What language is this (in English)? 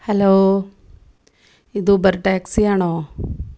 Malayalam